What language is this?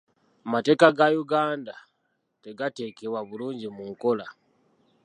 Ganda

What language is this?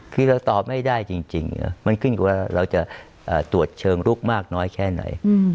Thai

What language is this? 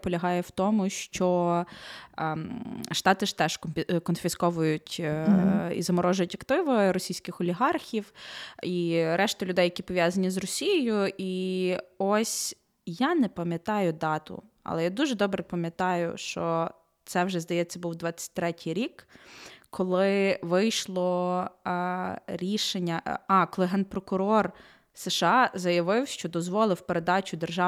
Ukrainian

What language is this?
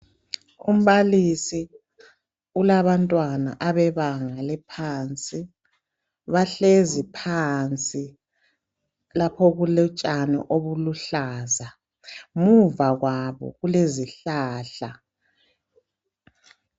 North Ndebele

